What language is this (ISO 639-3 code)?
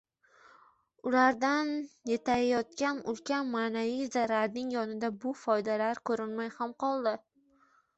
uzb